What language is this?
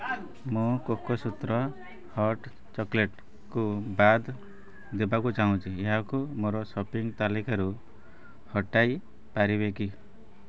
Odia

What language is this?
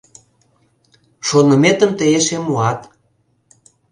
Mari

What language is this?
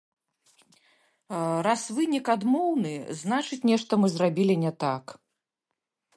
Belarusian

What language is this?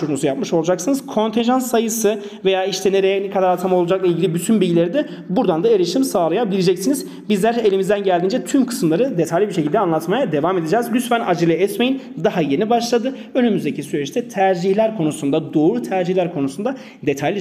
Turkish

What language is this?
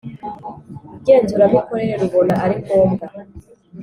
Kinyarwanda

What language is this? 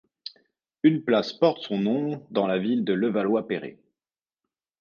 French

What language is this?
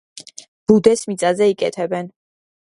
Georgian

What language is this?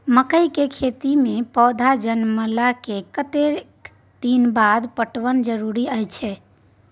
Maithili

